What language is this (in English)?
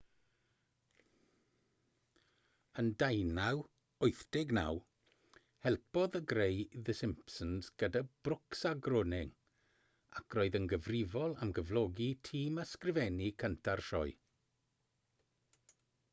Welsh